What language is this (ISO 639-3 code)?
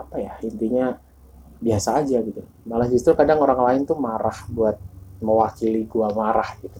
ind